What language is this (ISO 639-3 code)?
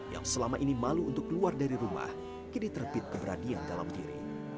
ind